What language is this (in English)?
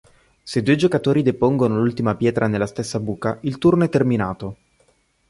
Italian